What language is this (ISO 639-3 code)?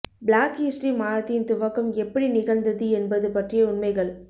tam